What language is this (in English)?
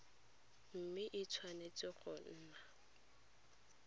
Tswana